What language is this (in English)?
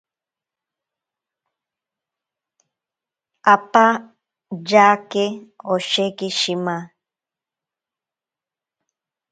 Ashéninka Perené